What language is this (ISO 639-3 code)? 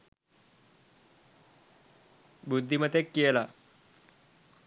sin